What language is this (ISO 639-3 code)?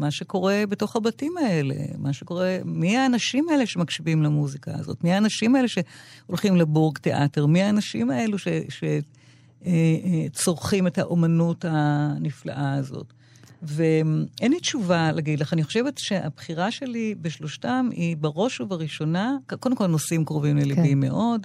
heb